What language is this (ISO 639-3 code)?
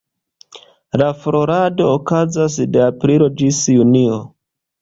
epo